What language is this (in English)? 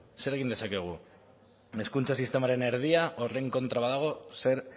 Basque